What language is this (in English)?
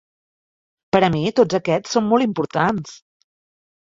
Catalan